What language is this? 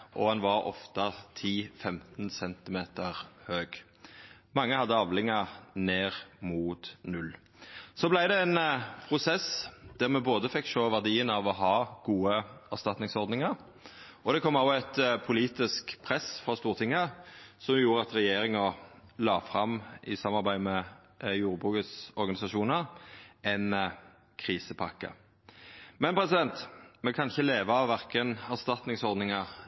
Norwegian Nynorsk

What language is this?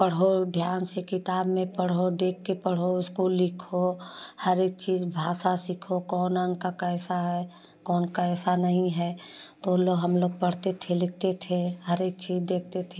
Hindi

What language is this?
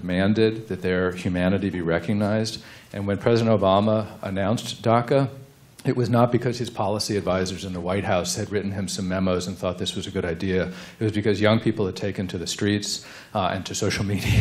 English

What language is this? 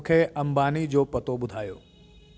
Sindhi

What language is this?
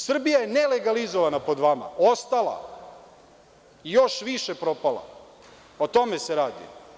Serbian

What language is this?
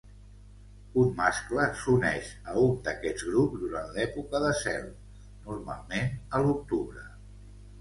Catalan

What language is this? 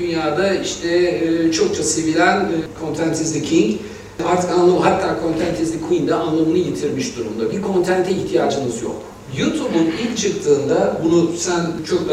Turkish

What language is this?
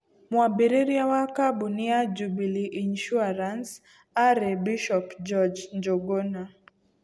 Kikuyu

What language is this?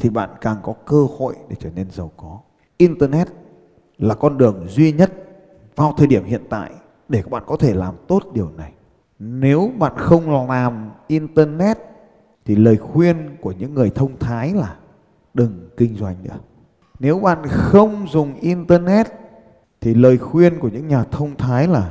Vietnamese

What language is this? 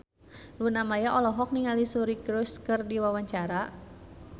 Sundanese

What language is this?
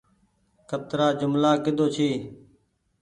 Goaria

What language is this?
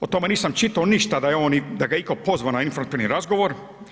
Croatian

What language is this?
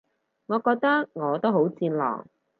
Cantonese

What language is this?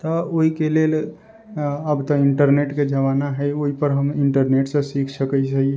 Maithili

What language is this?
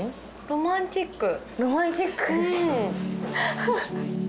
Japanese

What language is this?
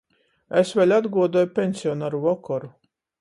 Latgalian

